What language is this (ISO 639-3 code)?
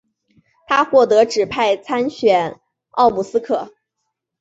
zho